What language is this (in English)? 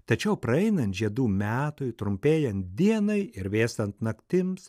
Lithuanian